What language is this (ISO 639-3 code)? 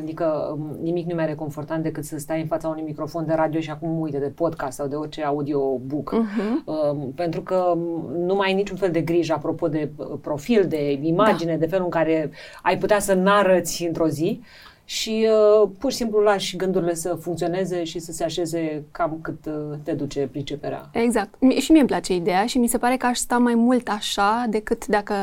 ron